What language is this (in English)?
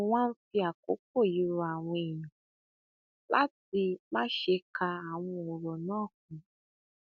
Yoruba